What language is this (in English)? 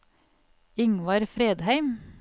Norwegian